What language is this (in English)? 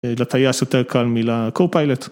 Hebrew